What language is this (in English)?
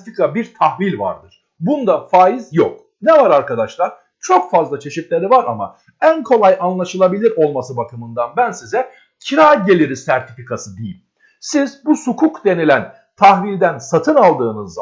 Turkish